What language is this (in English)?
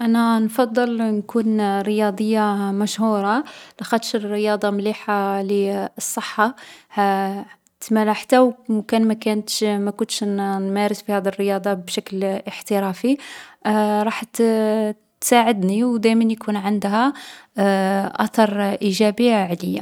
Algerian Arabic